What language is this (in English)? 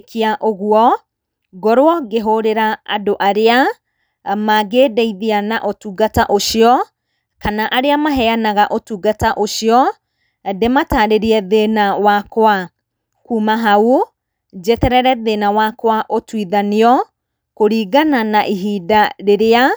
Kikuyu